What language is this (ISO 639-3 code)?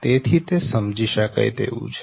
guj